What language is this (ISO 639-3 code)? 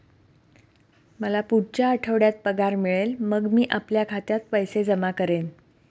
mar